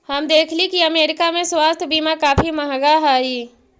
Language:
Magahi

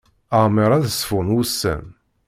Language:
Kabyle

